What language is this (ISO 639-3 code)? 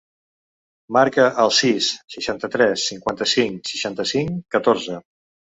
cat